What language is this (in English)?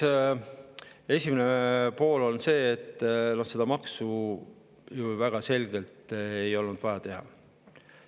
Estonian